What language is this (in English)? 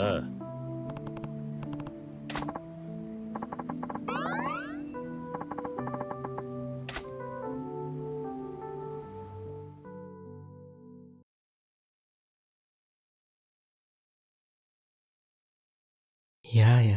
German